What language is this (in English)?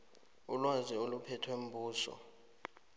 South Ndebele